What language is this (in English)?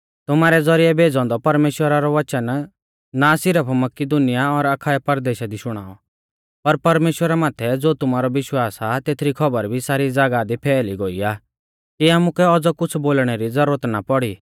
Mahasu Pahari